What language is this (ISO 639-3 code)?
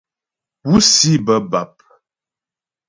bbj